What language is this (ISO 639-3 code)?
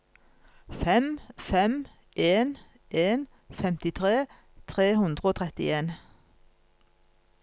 nor